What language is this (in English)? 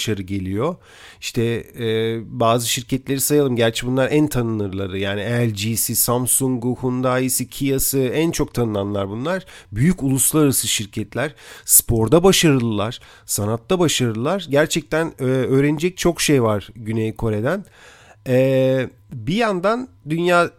Turkish